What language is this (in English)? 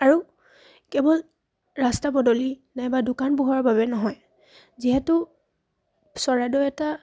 Assamese